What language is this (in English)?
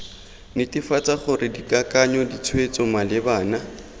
Tswana